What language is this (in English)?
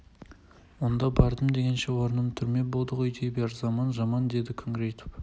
Kazakh